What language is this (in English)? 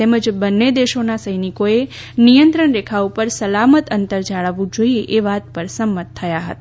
Gujarati